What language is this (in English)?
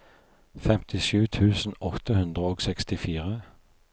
Norwegian